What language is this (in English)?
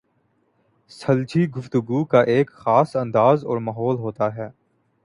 Urdu